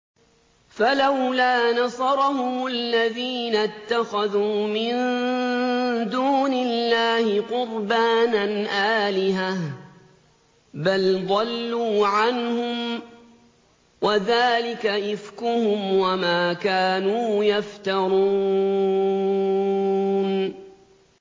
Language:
Arabic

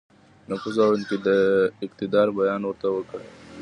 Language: Pashto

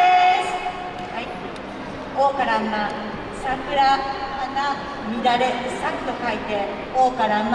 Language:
Japanese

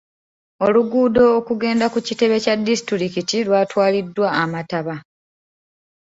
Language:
Ganda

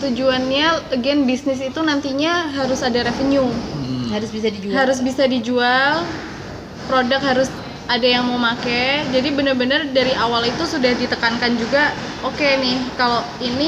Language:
Indonesian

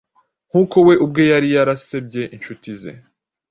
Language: Kinyarwanda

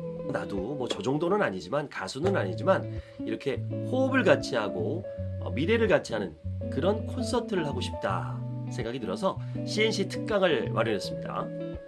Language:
Korean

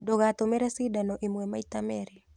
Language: Kikuyu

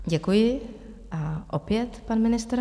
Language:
Czech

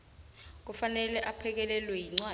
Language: South Ndebele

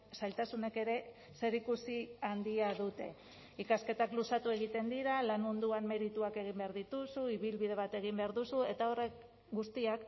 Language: Basque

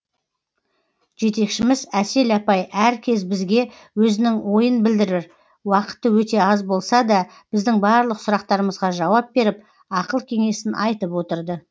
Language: Kazakh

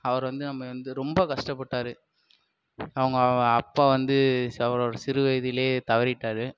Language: Tamil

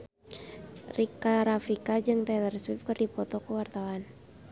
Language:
Sundanese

